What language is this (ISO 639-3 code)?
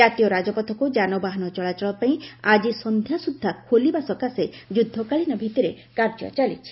ori